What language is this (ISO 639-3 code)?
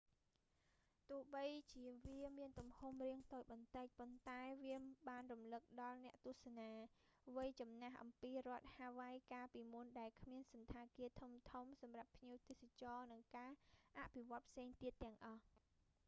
khm